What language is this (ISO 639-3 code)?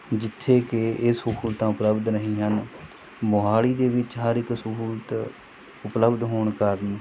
pan